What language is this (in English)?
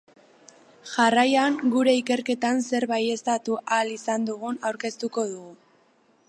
Basque